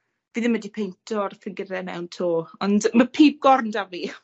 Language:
Welsh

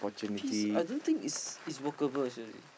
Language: English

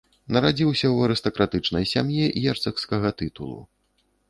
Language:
Belarusian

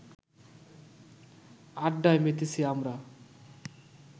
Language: Bangla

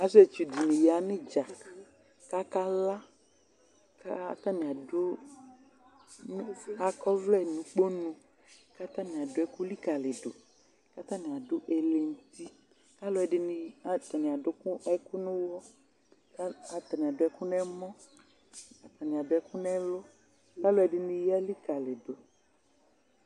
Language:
Ikposo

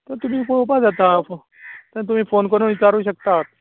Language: Konkani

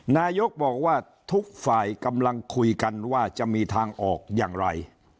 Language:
Thai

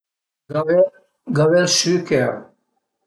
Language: Piedmontese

